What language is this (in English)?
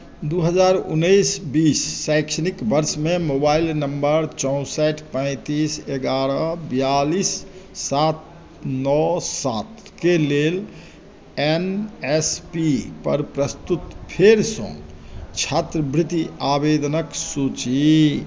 Maithili